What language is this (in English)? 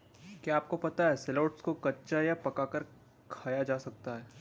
Hindi